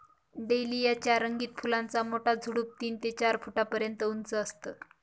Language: Marathi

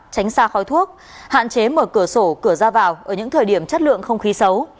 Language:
Vietnamese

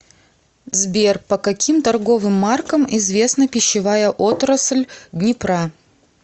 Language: Russian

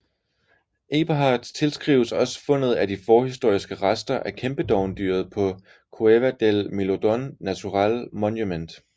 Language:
Danish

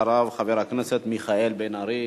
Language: Hebrew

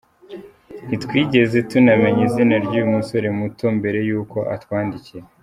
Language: Kinyarwanda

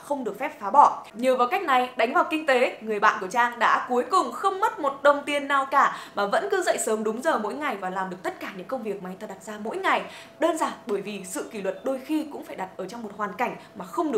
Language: Vietnamese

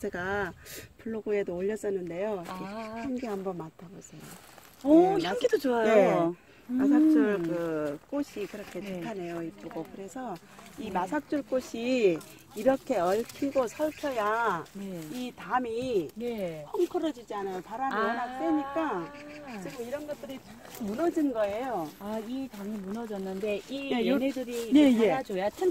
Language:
Korean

